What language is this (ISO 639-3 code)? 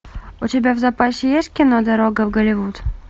rus